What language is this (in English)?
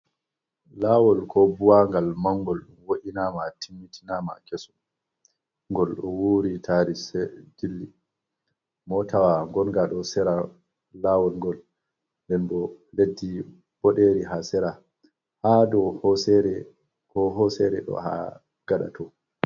Fula